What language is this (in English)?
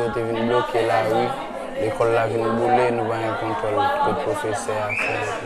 French